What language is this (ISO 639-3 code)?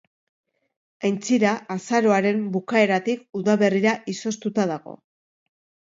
eus